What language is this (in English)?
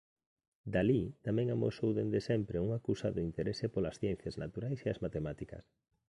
Galician